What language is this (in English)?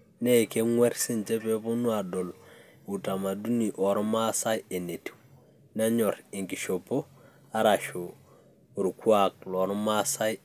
Masai